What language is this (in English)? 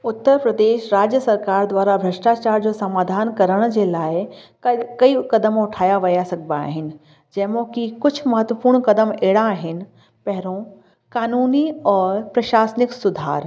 Sindhi